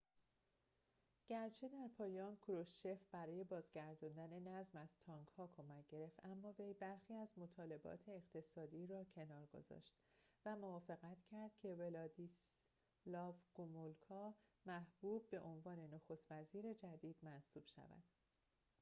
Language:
Persian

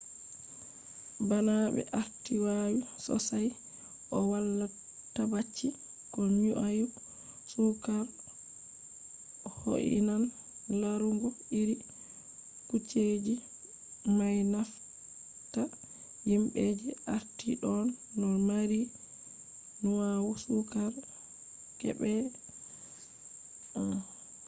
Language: Fula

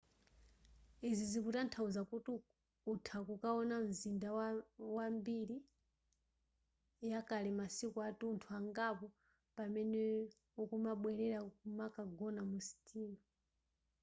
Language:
Nyanja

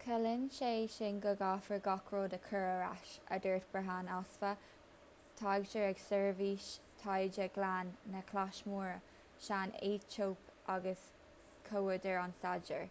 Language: Irish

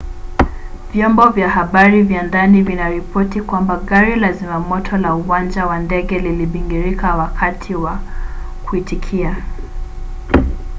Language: Swahili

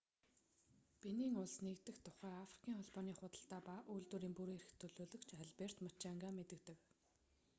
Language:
Mongolian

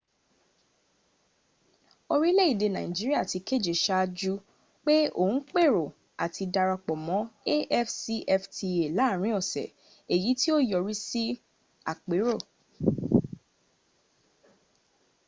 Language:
Yoruba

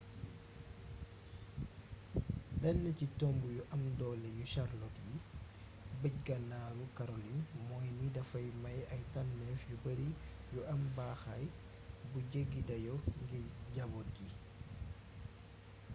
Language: Wolof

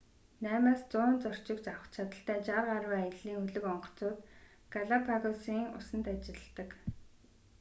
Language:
Mongolian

